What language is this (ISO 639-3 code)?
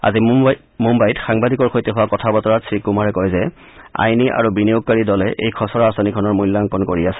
asm